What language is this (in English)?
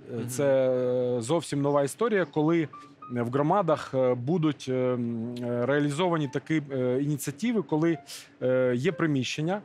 Ukrainian